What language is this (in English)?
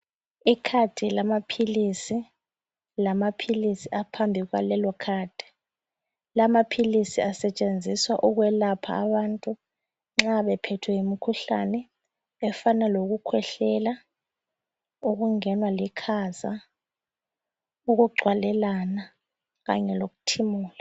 North Ndebele